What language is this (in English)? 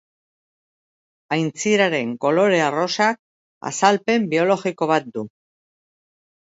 Basque